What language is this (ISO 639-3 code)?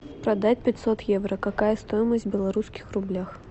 rus